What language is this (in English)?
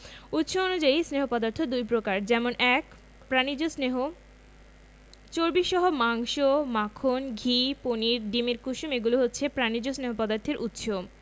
Bangla